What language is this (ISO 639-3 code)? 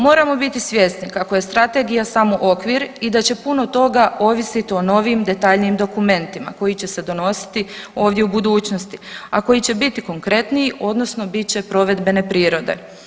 hrv